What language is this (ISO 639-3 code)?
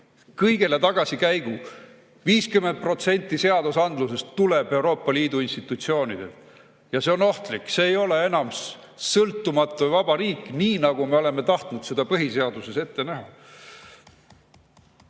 est